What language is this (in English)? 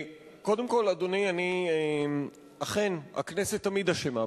Hebrew